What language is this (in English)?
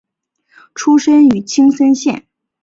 Chinese